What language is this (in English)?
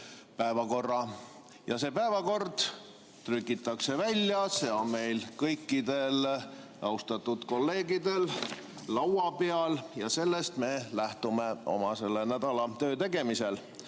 Estonian